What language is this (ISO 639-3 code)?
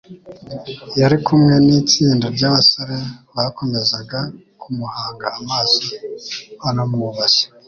kin